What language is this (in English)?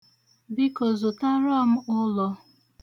Igbo